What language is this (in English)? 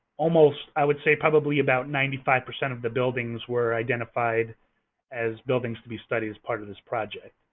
English